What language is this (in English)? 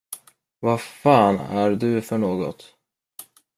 Swedish